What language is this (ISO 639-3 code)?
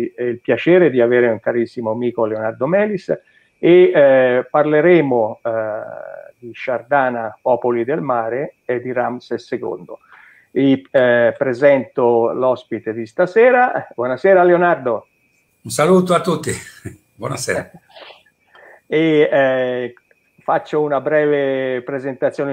ita